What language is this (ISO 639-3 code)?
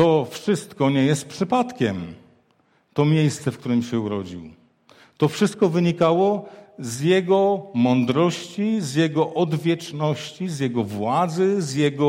pol